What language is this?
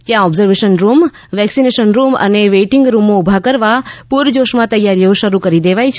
Gujarati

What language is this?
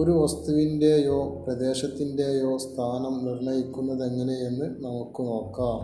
Malayalam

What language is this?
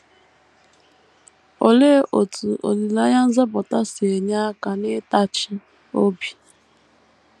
Igbo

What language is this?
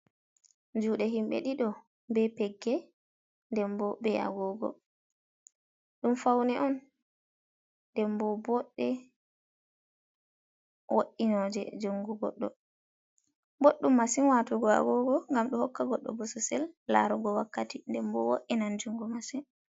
Fula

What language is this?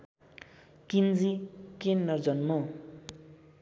Nepali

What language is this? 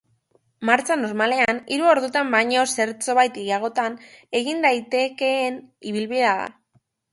Basque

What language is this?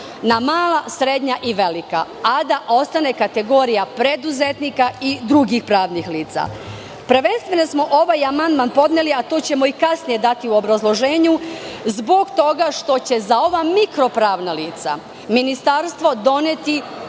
Serbian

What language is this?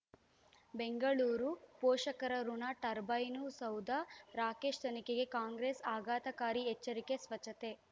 Kannada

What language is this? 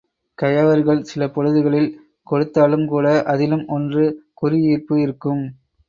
Tamil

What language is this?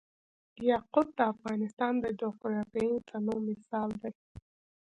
Pashto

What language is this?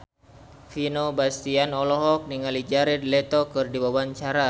Sundanese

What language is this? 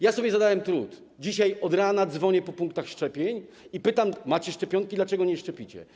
Polish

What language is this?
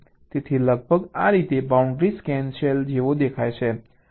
Gujarati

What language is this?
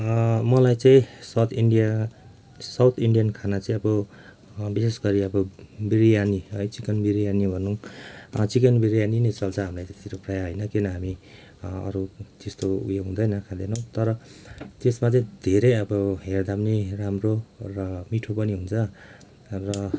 Nepali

